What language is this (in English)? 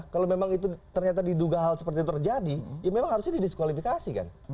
Indonesian